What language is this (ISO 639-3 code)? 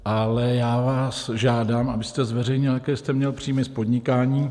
ces